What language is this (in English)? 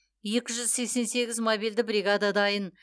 Kazakh